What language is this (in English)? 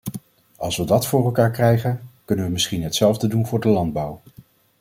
Dutch